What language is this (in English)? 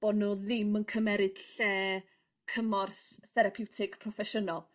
Welsh